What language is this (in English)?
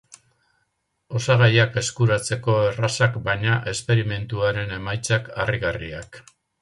Basque